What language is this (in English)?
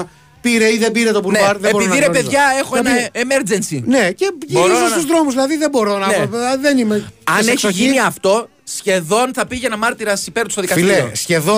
Greek